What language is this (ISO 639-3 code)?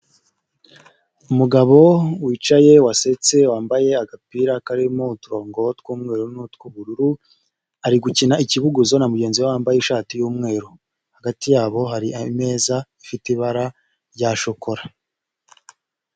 kin